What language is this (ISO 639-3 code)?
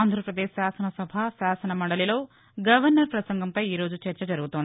tel